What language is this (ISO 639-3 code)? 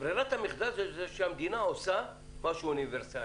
heb